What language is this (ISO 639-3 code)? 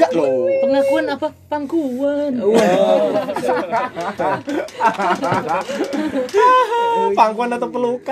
ind